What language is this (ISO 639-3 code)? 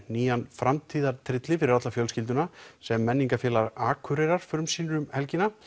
isl